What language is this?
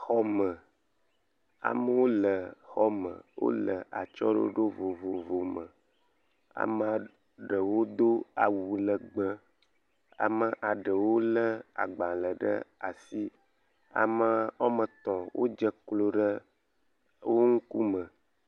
Ewe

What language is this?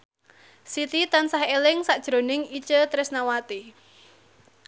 Javanese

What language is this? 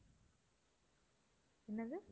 Tamil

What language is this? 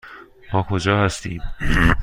Persian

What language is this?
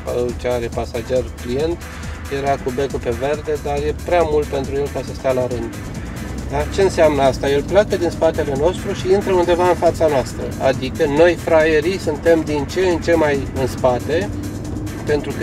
Romanian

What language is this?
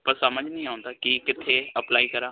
Punjabi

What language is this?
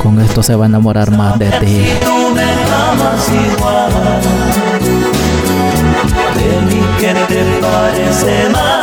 Spanish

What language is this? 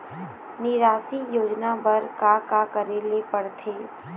Chhattisgarhi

